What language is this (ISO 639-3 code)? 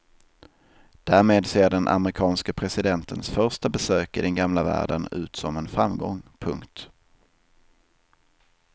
swe